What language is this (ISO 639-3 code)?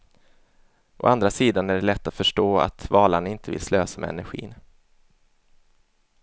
swe